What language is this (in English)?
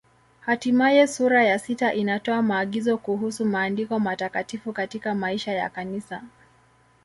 Swahili